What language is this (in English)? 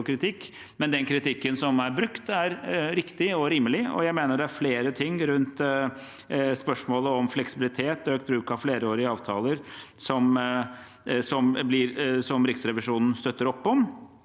Norwegian